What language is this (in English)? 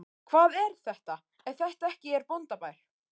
Icelandic